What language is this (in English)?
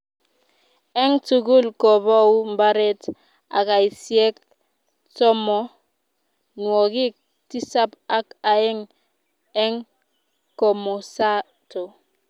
Kalenjin